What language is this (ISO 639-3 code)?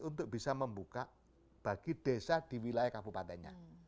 ind